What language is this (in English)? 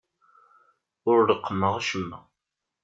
Kabyle